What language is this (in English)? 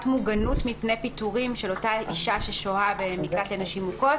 Hebrew